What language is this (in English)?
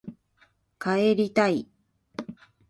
Japanese